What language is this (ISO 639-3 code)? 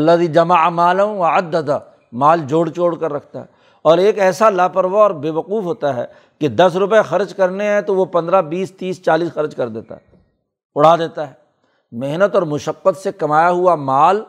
urd